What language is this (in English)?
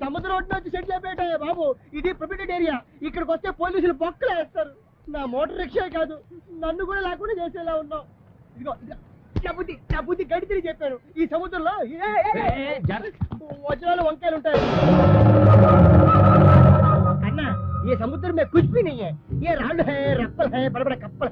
Telugu